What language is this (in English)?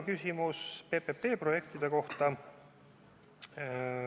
Estonian